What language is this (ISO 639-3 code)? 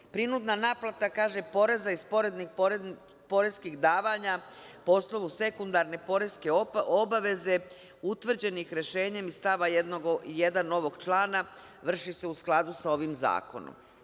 srp